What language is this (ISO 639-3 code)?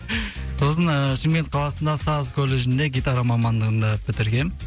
kaz